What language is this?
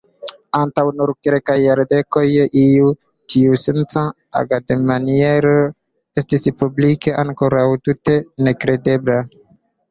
Esperanto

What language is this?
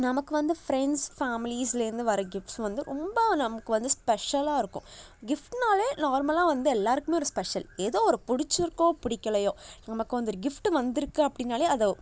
Tamil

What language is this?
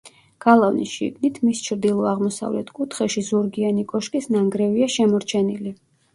Georgian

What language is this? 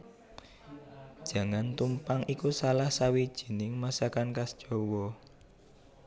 Javanese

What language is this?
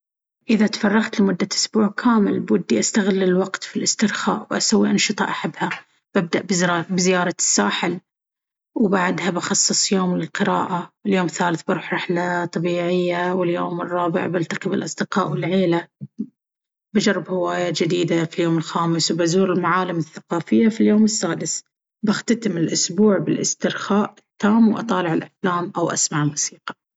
Baharna Arabic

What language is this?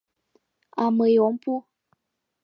Mari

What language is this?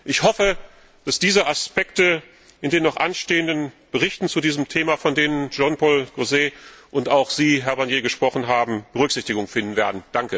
German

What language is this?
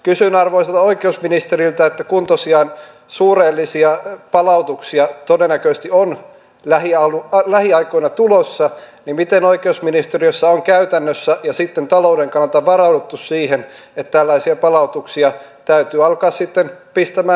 Finnish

